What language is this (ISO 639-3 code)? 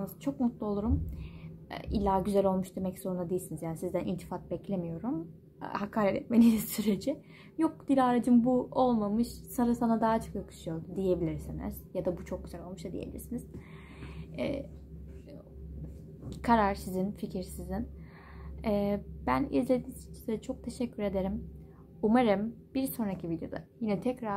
tur